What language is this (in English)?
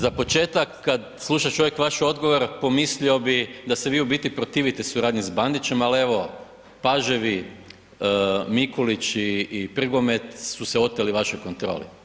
Croatian